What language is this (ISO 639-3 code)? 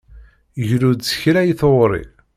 kab